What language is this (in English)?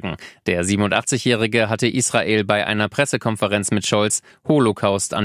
German